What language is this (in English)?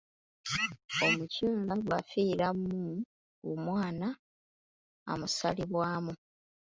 Ganda